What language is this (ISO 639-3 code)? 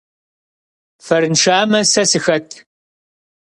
kbd